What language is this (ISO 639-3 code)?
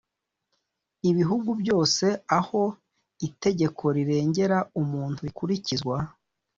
kin